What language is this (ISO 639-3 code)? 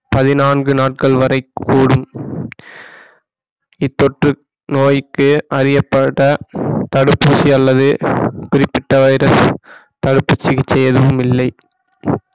tam